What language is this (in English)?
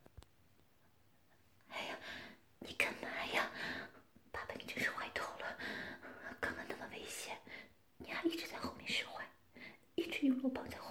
Chinese